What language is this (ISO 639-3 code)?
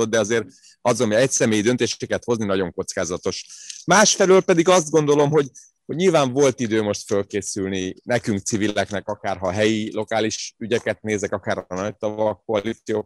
hun